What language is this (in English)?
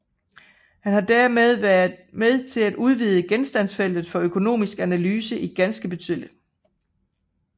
Danish